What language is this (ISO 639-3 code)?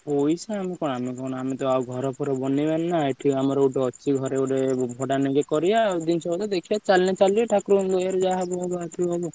ori